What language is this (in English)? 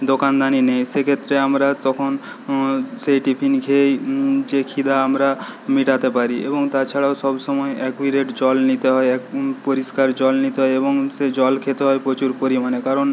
Bangla